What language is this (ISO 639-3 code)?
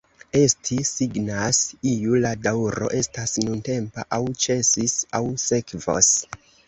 epo